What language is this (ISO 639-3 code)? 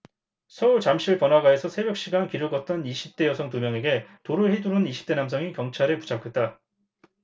kor